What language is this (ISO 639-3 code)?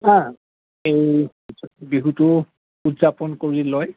asm